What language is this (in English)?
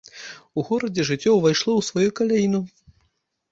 Belarusian